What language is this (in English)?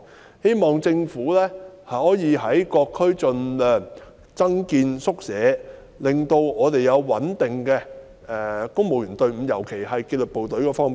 Cantonese